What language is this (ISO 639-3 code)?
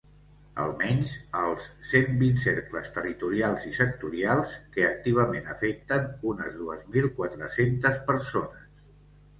cat